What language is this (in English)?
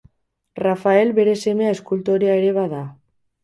Basque